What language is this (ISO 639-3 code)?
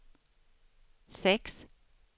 swe